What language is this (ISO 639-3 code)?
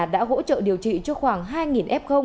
vie